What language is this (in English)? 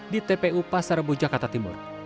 Indonesian